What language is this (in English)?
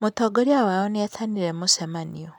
Kikuyu